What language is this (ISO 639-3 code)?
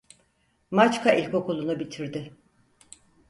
tur